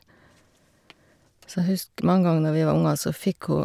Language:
Norwegian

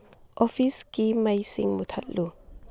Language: Manipuri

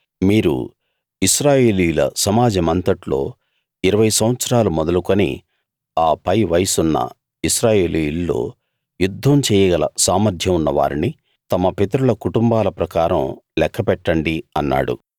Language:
Telugu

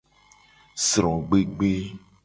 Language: Gen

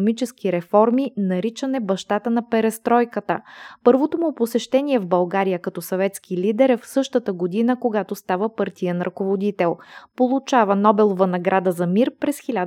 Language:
Bulgarian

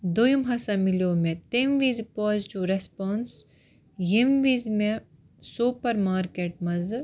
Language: Kashmiri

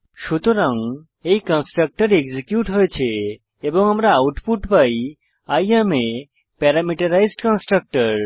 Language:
Bangla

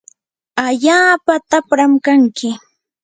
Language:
Yanahuanca Pasco Quechua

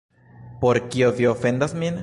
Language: Esperanto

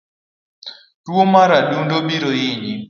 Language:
Luo (Kenya and Tanzania)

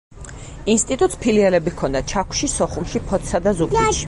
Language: Georgian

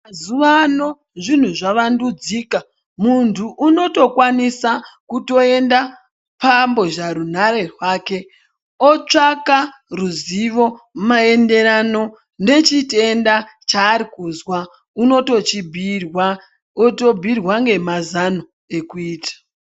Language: Ndau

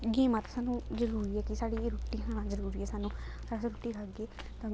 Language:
Dogri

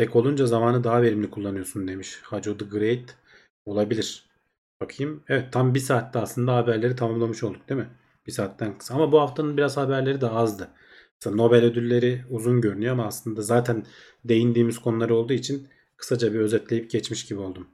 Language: Turkish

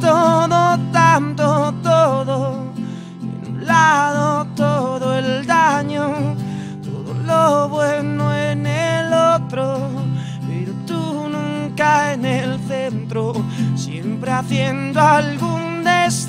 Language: Italian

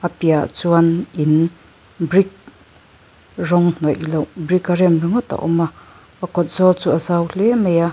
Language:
Mizo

